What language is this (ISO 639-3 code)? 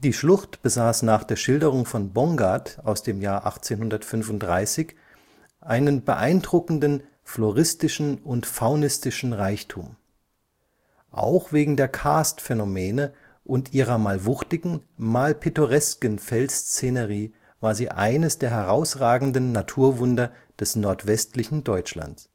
deu